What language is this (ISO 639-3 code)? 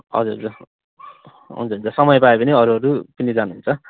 nep